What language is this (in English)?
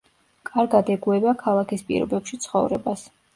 Georgian